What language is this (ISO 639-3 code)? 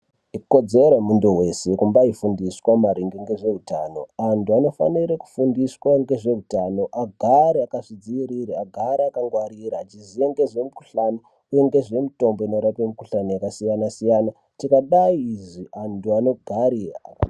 ndc